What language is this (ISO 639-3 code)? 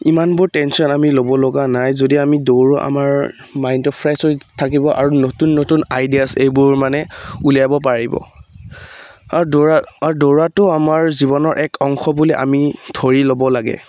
asm